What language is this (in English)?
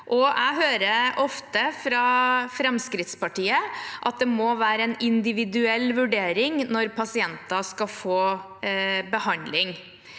Norwegian